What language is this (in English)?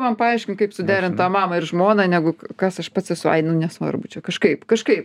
Lithuanian